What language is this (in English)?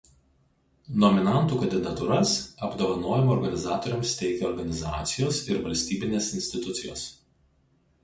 Lithuanian